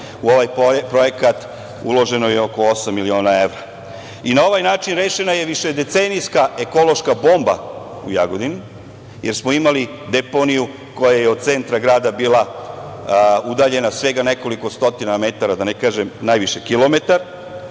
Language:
Serbian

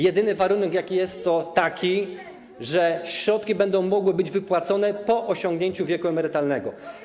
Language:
Polish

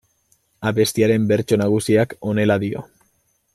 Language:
Basque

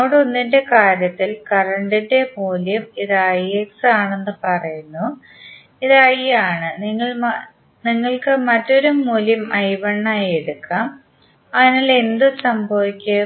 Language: Malayalam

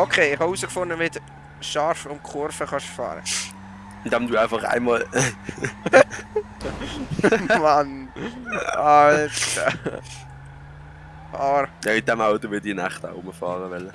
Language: German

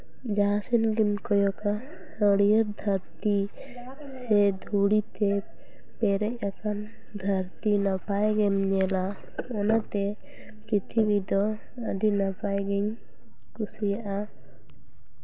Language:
Santali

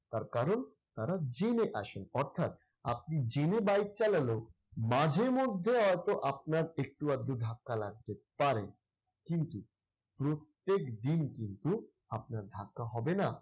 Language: Bangla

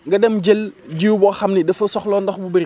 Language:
Wolof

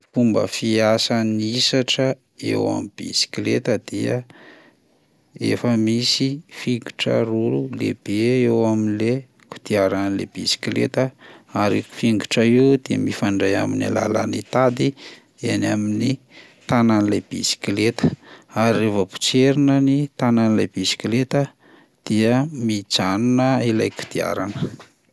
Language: Malagasy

